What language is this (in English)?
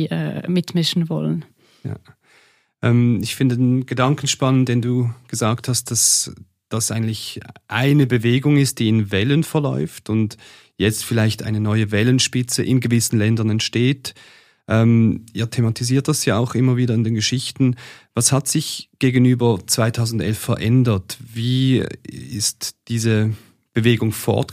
German